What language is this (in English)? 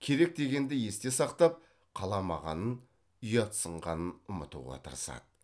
Kazakh